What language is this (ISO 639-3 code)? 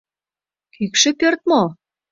chm